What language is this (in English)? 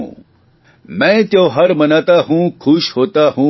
Gujarati